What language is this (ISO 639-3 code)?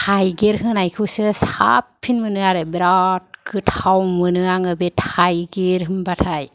brx